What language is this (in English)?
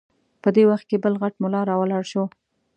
Pashto